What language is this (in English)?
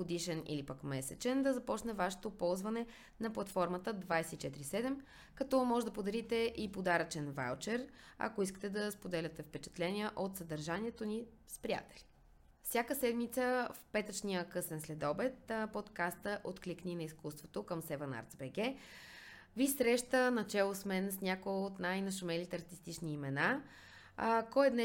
Bulgarian